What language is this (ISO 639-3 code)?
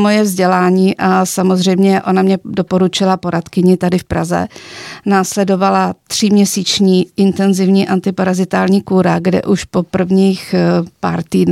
ces